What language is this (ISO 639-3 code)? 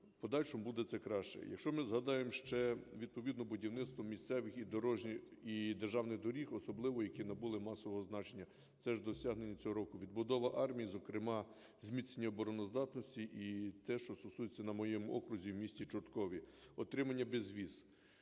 ukr